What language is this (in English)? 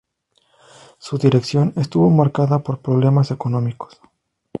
Spanish